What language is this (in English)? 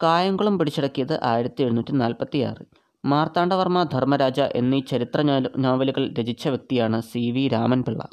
Malayalam